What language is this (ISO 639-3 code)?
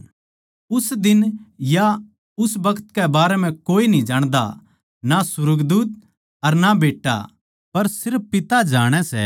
bgc